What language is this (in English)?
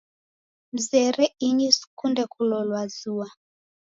Taita